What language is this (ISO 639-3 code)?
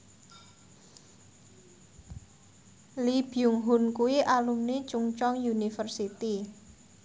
jav